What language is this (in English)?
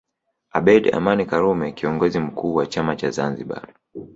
Swahili